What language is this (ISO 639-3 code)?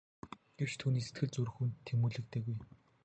mon